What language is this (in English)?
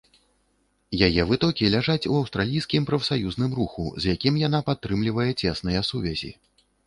Belarusian